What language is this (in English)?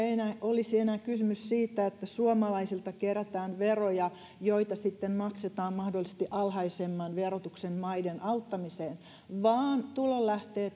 Finnish